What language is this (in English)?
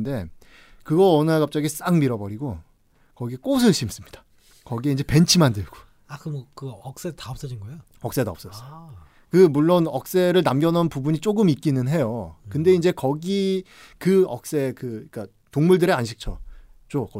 Korean